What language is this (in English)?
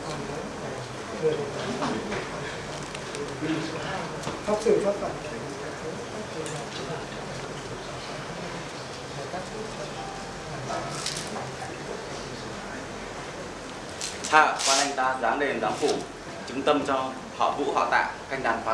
Vietnamese